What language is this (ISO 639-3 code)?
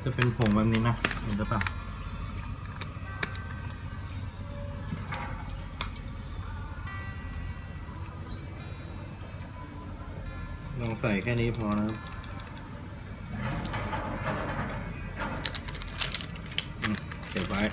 tha